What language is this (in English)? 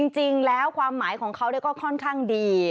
Thai